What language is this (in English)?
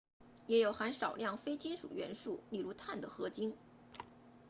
Chinese